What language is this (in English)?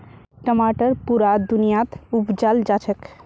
Magahi